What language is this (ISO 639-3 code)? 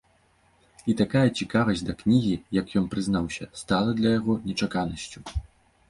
bel